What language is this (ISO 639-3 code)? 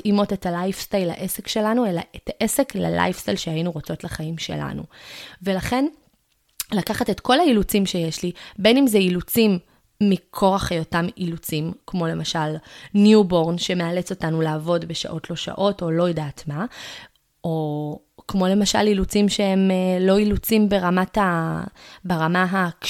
heb